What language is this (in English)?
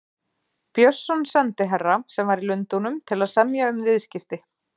Icelandic